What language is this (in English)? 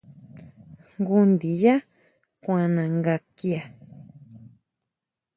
Huautla Mazatec